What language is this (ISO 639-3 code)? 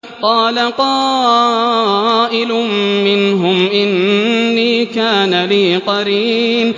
ara